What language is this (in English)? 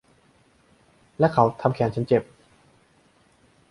Thai